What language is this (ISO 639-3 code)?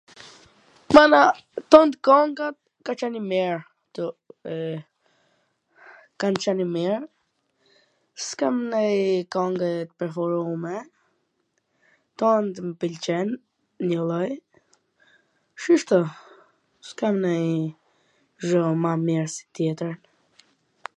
aln